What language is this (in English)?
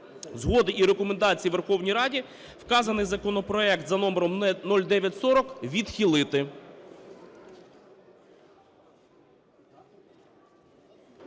Ukrainian